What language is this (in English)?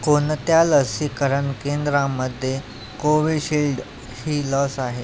Marathi